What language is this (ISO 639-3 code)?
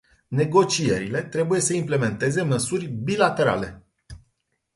ron